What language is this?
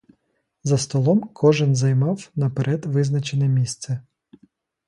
Ukrainian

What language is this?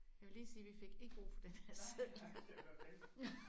Danish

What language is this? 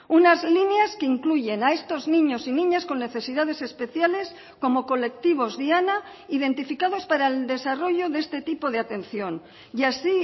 Spanish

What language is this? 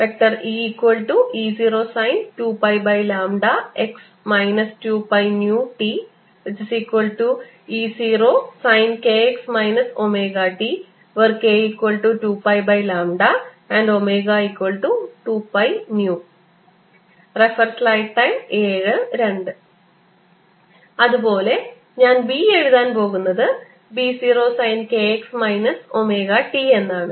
Malayalam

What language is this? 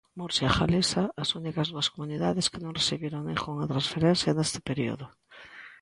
Galician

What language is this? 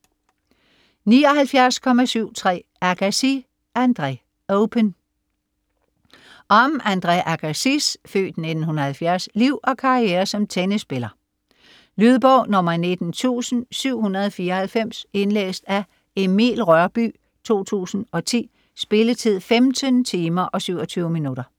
Danish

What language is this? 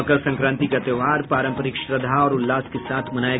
Hindi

